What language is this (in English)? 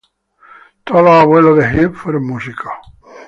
Spanish